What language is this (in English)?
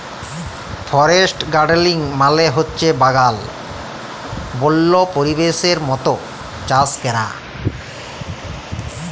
Bangla